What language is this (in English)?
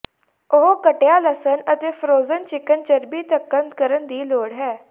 Punjabi